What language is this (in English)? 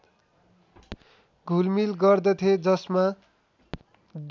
Nepali